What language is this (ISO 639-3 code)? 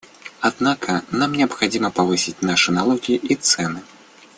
rus